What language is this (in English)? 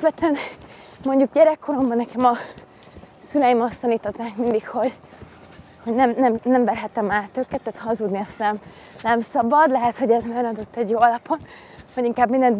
Hungarian